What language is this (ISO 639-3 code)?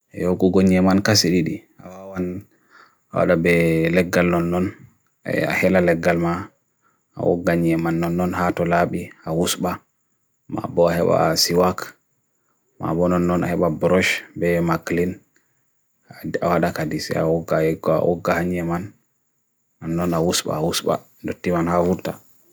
fui